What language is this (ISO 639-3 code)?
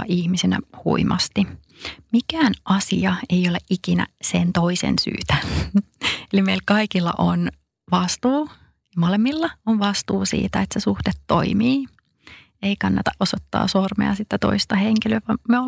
fin